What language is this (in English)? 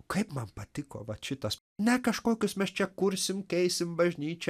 Lithuanian